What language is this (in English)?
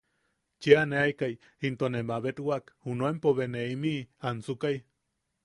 Yaqui